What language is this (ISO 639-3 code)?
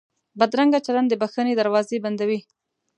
pus